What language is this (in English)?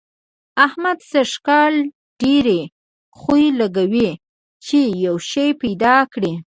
Pashto